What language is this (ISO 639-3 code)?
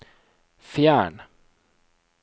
nor